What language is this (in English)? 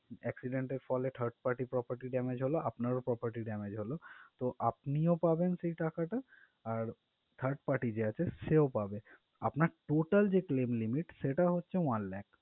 Bangla